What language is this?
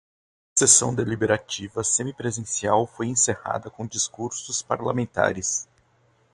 Portuguese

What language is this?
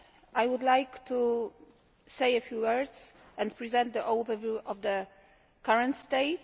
English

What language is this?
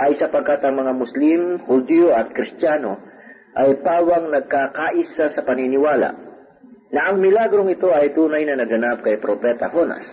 Filipino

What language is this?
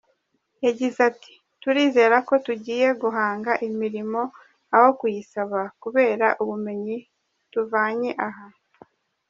Kinyarwanda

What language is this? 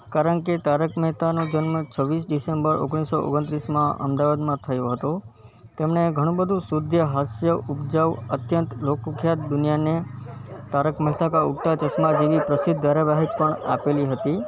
Gujarati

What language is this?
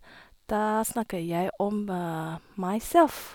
Norwegian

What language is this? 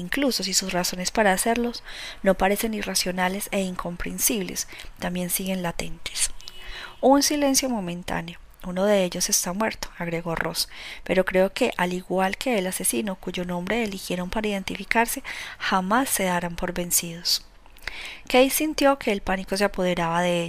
Spanish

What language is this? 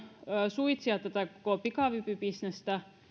Finnish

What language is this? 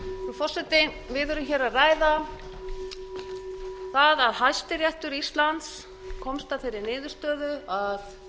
Icelandic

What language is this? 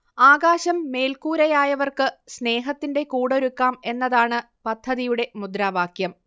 Malayalam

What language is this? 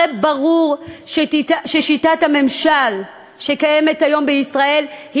Hebrew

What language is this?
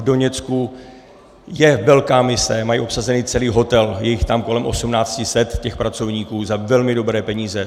Czech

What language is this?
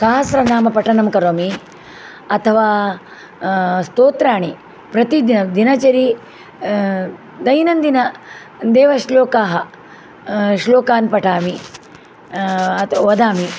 Sanskrit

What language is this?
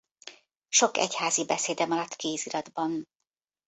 Hungarian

